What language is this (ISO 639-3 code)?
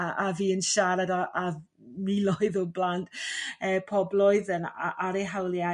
cym